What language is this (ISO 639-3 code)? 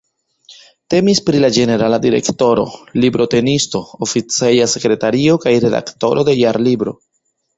epo